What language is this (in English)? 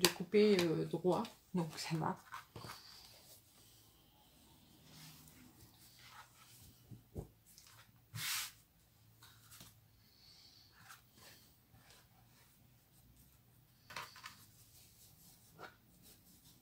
French